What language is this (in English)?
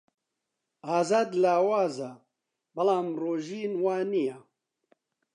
Central Kurdish